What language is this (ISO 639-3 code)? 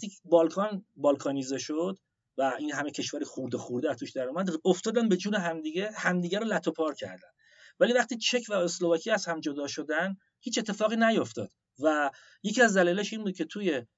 fas